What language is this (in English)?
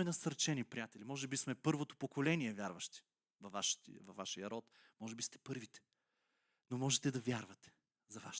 Bulgarian